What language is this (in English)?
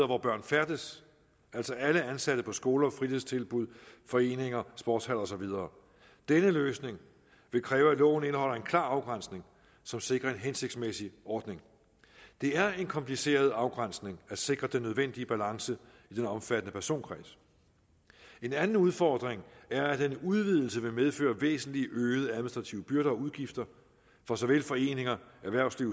Danish